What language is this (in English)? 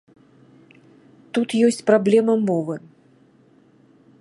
Belarusian